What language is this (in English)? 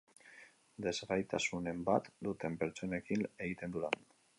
Basque